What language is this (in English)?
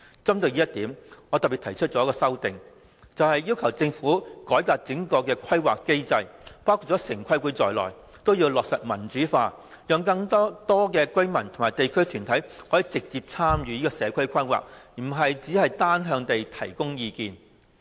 Cantonese